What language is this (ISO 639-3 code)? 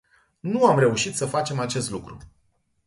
ron